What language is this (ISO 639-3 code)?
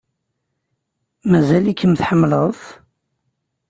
kab